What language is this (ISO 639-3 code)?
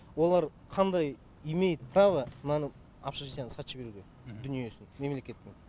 kaz